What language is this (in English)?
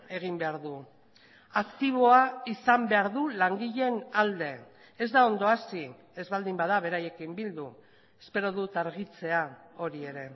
Basque